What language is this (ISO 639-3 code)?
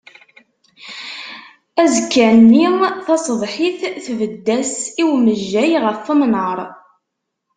kab